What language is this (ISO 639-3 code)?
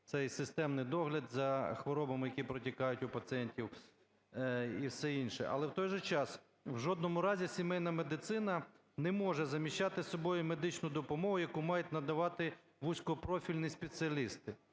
ukr